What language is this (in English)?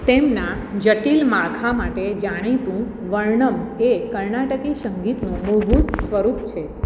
Gujarati